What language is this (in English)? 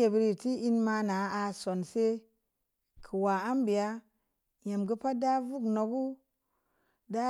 Samba Leko